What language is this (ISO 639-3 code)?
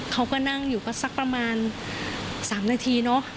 tha